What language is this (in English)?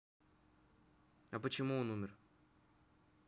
Russian